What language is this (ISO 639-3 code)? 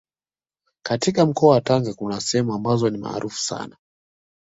swa